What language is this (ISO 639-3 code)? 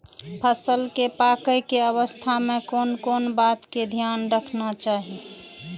mai